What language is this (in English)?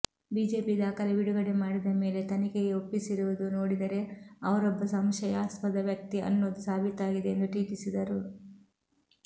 Kannada